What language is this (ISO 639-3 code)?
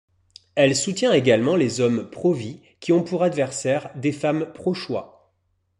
fra